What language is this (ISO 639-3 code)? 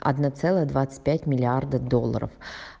rus